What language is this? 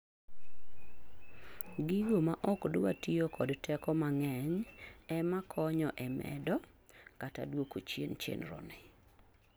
Luo (Kenya and Tanzania)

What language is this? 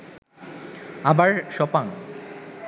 Bangla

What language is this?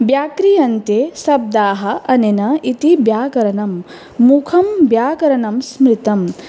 Sanskrit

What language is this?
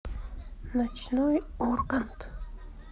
Russian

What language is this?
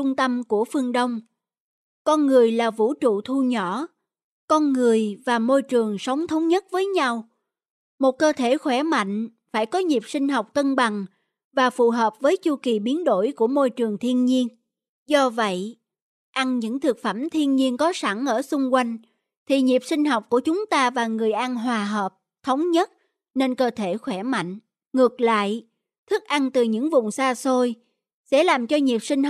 Vietnamese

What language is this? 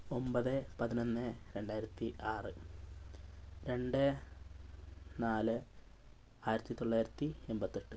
Malayalam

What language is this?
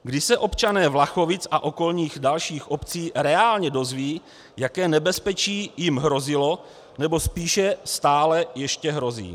Czech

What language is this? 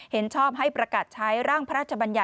Thai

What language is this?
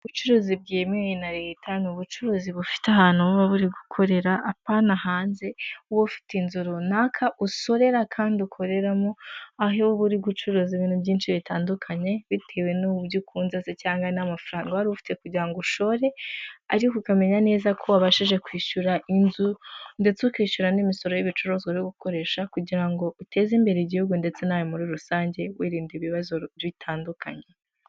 Kinyarwanda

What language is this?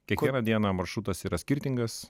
Lithuanian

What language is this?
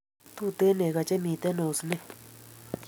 Kalenjin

